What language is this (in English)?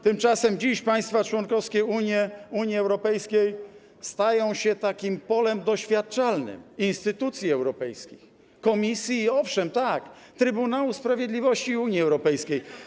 Polish